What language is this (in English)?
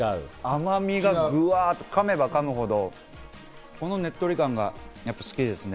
Japanese